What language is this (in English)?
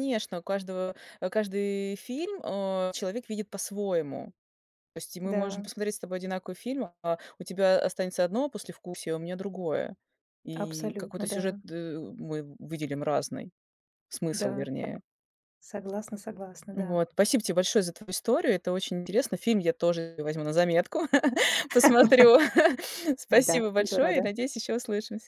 Russian